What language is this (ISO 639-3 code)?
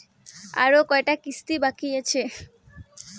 ben